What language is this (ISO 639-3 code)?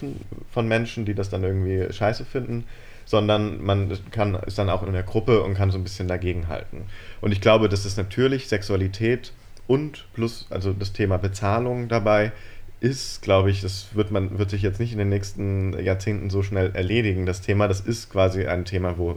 deu